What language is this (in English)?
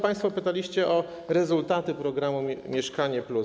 Polish